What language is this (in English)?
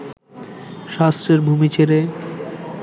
Bangla